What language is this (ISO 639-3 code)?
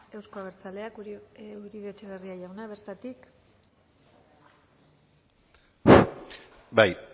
eus